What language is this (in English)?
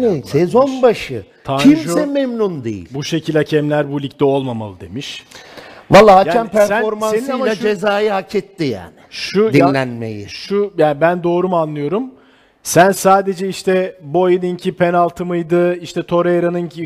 Turkish